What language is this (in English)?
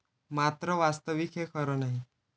Marathi